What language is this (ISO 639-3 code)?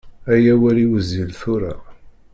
kab